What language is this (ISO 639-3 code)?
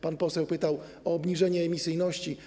pol